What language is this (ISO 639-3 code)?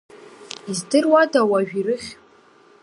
abk